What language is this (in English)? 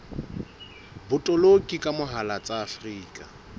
Southern Sotho